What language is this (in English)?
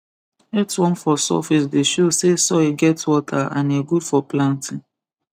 Nigerian Pidgin